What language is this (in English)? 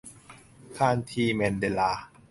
Thai